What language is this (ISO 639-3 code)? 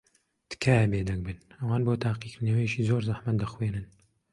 ckb